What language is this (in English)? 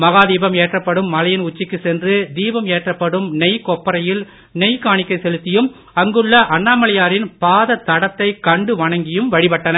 Tamil